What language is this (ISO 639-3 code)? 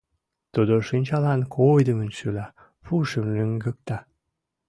chm